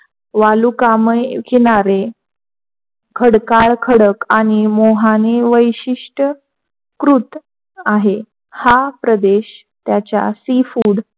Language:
Marathi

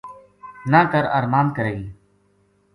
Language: Gujari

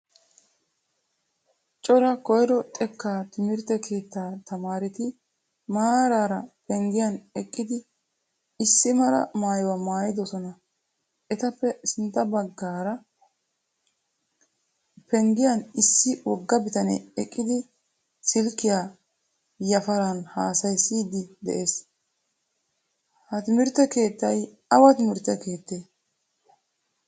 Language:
Wolaytta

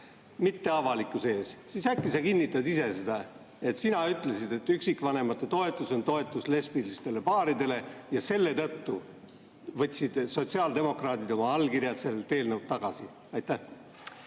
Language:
Estonian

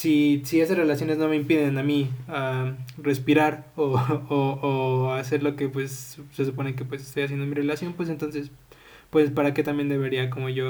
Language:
Spanish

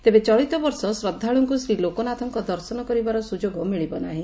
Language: Odia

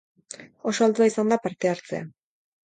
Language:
Basque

